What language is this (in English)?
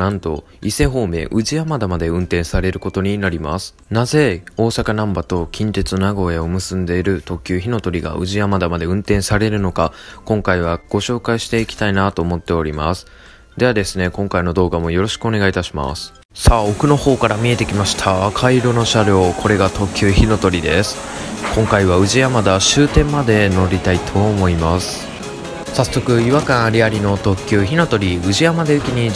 Japanese